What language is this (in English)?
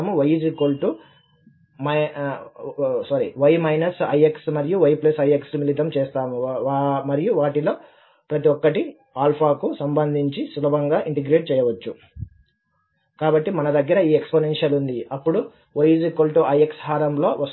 Telugu